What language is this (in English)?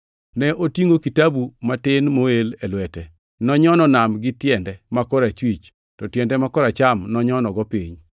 Luo (Kenya and Tanzania)